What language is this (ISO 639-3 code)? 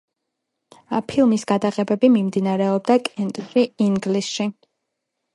kat